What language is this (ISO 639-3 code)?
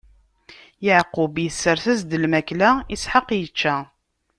kab